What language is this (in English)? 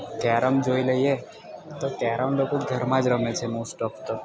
Gujarati